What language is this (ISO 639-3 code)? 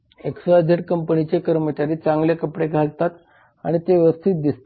mar